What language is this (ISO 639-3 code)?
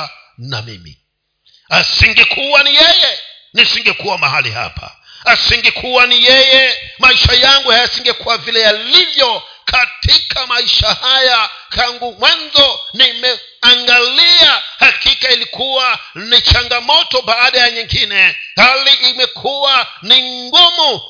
swa